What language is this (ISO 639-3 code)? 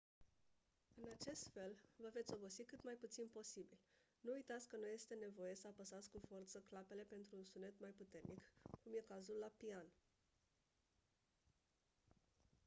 ron